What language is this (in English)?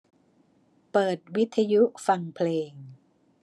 Thai